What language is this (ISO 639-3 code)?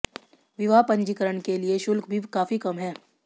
hin